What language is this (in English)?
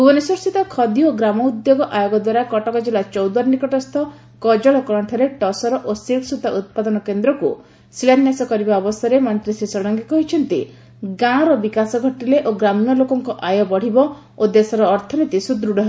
Odia